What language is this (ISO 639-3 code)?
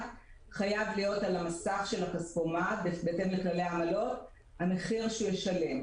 heb